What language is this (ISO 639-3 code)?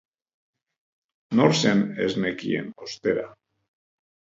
eus